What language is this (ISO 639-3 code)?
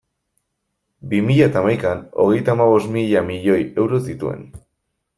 eus